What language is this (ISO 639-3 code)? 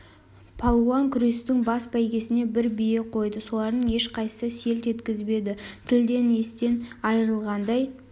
kaz